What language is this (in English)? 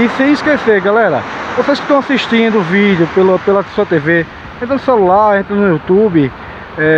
Portuguese